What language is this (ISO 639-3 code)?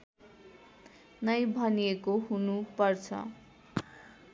nep